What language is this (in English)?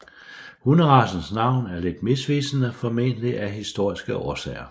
Danish